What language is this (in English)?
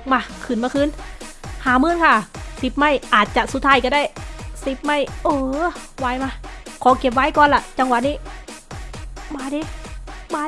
Thai